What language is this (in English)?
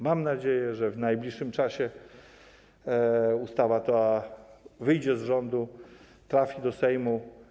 Polish